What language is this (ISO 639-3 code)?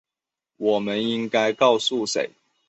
zho